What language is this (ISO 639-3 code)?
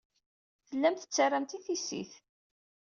kab